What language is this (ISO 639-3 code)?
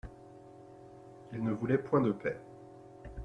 fra